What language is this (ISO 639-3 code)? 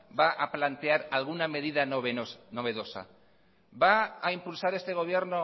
spa